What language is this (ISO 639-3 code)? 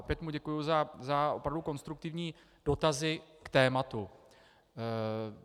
ces